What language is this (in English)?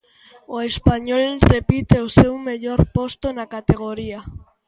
Galician